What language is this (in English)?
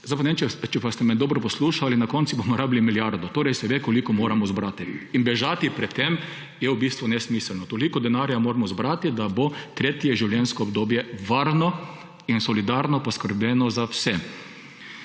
Slovenian